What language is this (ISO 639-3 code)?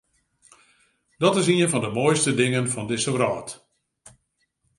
fry